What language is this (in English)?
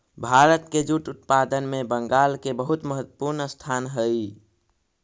Magahi